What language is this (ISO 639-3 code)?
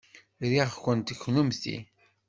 kab